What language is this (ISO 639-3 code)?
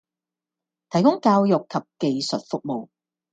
yue